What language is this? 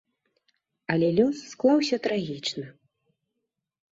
Belarusian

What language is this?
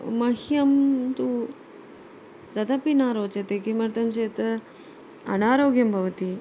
Sanskrit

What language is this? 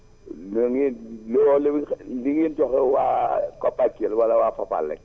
Wolof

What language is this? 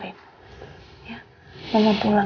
Indonesian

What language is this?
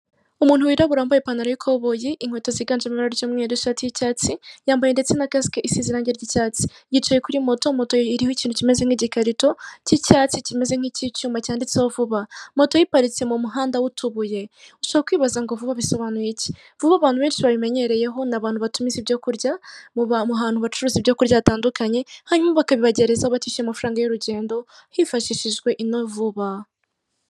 Kinyarwanda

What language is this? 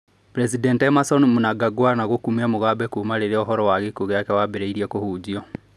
Kikuyu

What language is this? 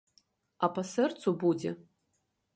Belarusian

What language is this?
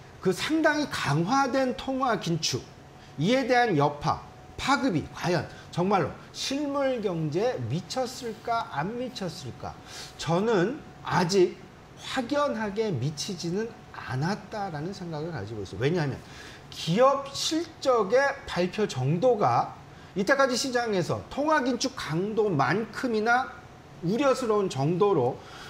Korean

